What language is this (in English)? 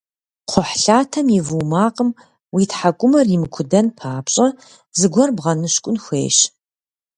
Kabardian